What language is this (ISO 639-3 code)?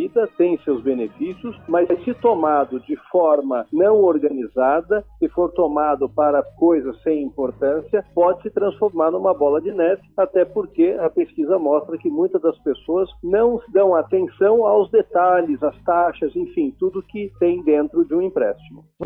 por